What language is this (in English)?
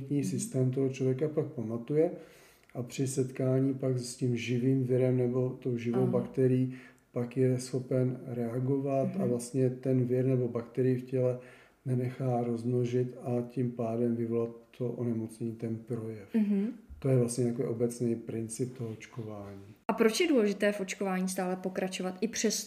Czech